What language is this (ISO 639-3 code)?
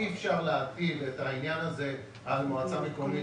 heb